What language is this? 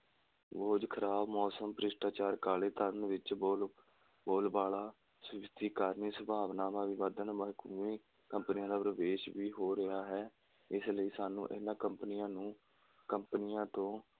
Punjabi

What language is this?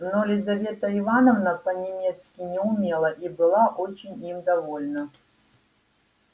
Russian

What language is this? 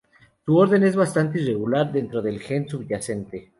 Spanish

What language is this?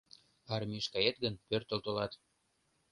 Mari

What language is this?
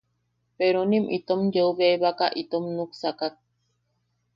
Yaqui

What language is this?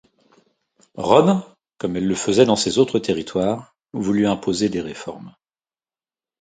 French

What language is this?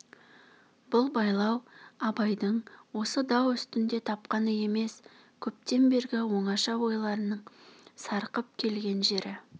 Kazakh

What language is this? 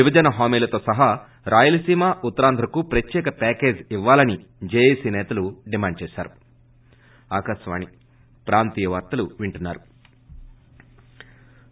Telugu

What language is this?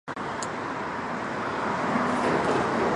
Chinese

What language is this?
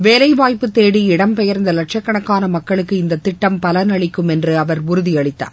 Tamil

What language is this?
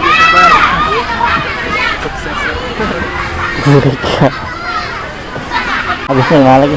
Indonesian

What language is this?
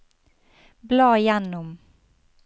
Norwegian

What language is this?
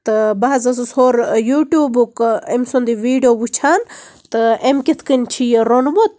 Kashmiri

